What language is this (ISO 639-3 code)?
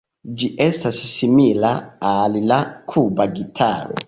epo